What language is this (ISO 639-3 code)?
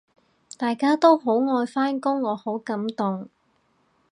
yue